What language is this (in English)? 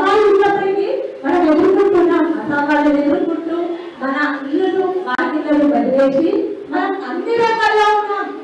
Telugu